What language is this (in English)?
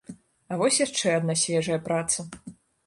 Belarusian